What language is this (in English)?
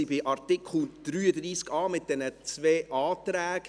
Swiss German